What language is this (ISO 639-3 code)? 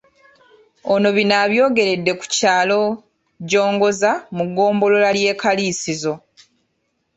lug